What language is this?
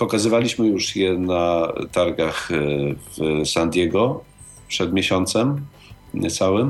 Polish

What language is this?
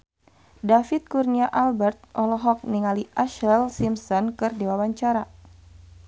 Sundanese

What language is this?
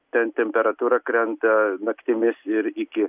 Lithuanian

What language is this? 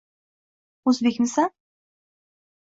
Uzbek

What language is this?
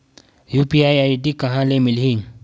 Chhattisgarhi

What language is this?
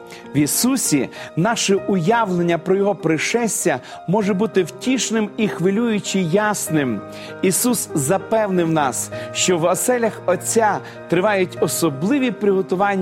Ukrainian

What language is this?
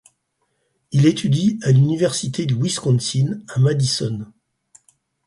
French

